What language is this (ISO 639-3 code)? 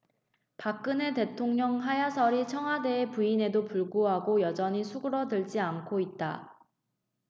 kor